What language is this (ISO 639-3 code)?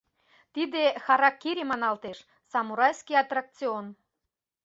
chm